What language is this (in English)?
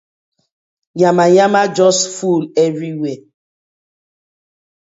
Nigerian Pidgin